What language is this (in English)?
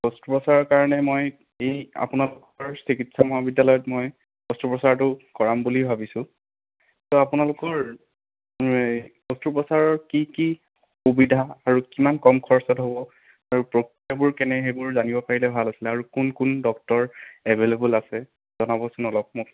Assamese